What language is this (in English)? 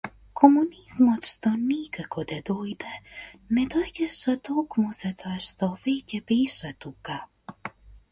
Macedonian